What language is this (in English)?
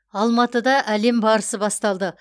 Kazakh